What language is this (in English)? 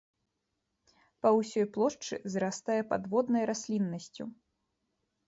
Belarusian